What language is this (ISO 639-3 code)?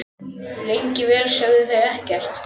isl